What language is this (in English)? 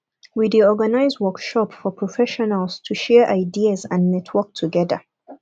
Nigerian Pidgin